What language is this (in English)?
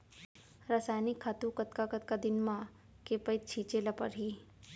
Chhattisgarhi